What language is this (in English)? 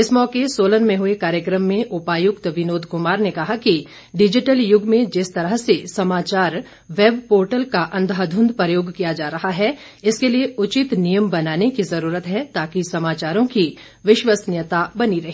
Hindi